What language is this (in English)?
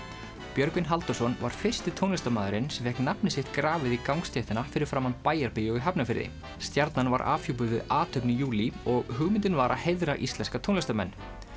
Icelandic